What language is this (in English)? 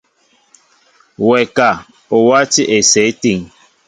Mbo (Cameroon)